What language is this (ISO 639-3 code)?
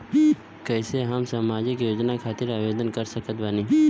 bho